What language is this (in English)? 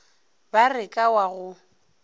Northern Sotho